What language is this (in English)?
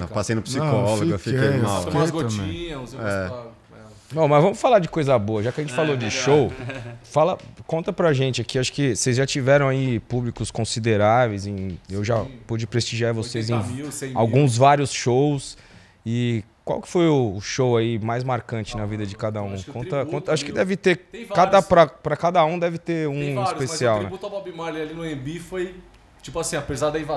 Portuguese